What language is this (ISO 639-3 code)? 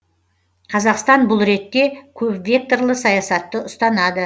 kaz